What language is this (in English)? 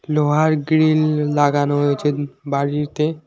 Bangla